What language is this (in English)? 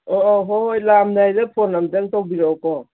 Manipuri